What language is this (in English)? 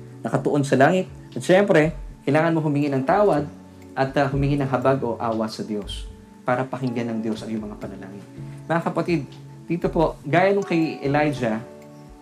Filipino